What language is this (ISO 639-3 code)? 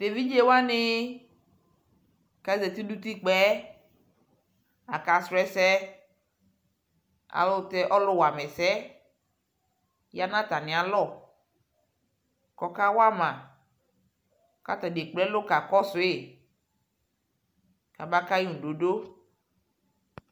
kpo